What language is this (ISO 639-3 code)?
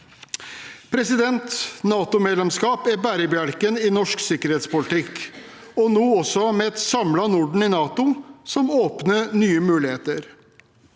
nor